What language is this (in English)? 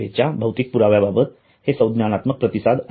Marathi